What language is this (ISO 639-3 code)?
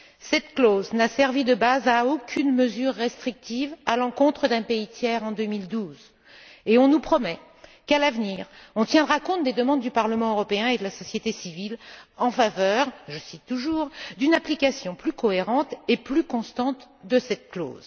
fra